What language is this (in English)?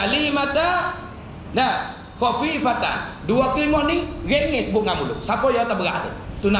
Malay